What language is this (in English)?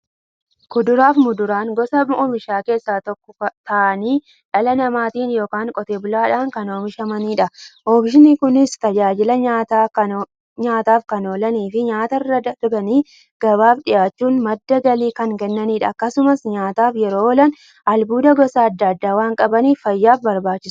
Oromo